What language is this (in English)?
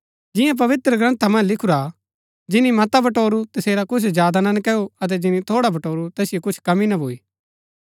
Gaddi